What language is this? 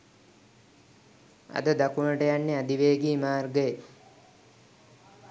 Sinhala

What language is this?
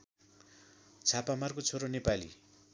Nepali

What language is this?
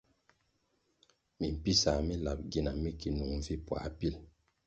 Kwasio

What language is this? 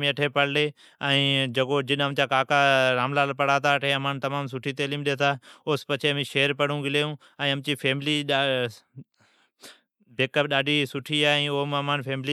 Od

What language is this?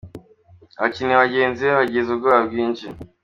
Kinyarwanda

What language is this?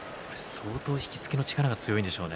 Japanese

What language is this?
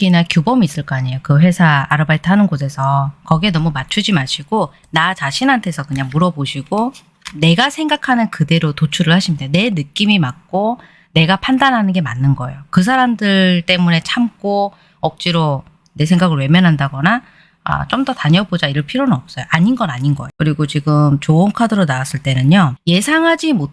Korean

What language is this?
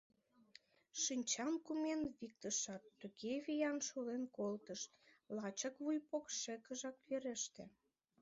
Mari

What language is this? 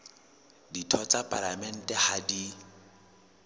Southern Sotho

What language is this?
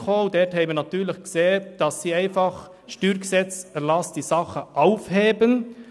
Swiss German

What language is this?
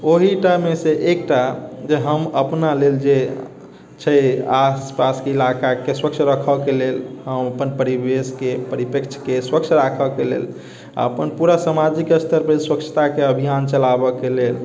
Maithili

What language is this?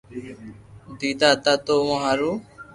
Loarki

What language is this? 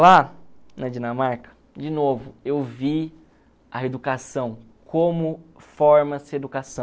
Portuguese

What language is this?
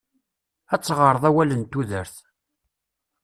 Kabyle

